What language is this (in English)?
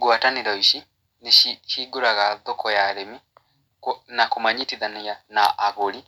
Kikuyu